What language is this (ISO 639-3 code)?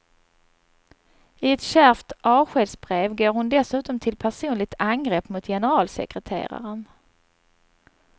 swe